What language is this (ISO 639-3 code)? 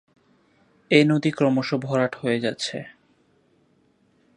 ben